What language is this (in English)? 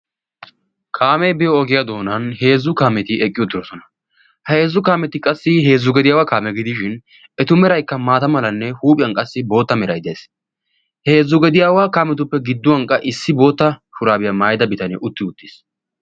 Wolaytta